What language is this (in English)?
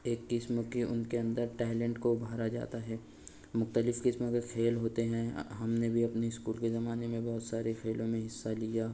Urdu